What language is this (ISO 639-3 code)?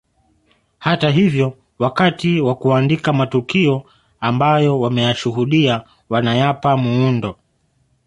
swa